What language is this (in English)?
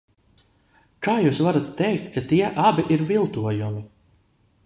Latvian